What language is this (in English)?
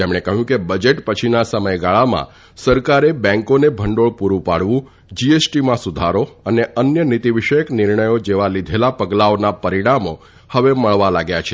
Gujarati